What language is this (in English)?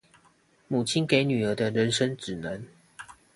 Chinese